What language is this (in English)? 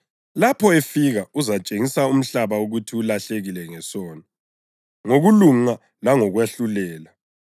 North Ndebele